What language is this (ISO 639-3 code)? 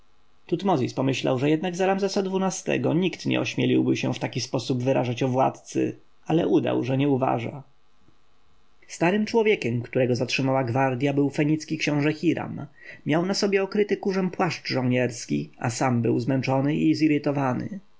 pol